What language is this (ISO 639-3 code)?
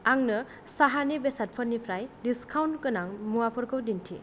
brx